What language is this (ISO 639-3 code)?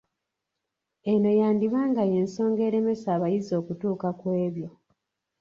lug